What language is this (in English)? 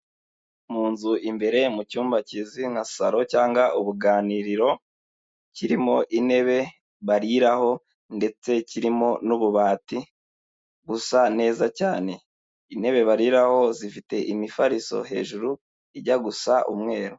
Kinyarwanda